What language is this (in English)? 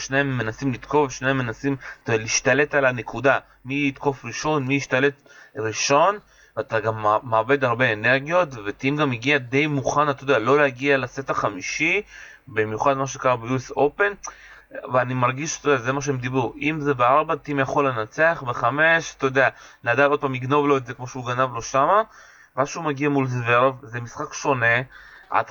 Hebrew